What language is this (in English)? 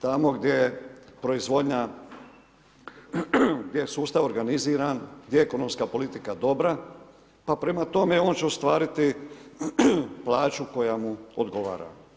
Croatian